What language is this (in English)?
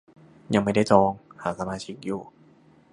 Thai